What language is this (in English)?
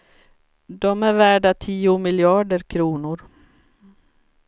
Swedish